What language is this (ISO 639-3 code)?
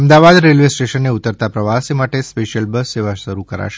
guj